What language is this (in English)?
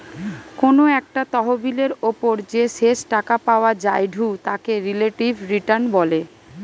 Bangla